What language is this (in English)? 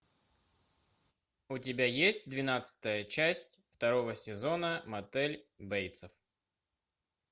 Russian